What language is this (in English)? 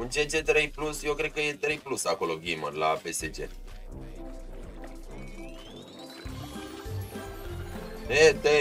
Romanian